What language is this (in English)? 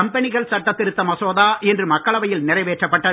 Tamil